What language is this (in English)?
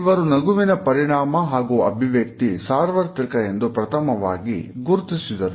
Kannada